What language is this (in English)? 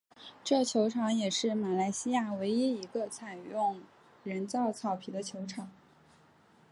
Chinese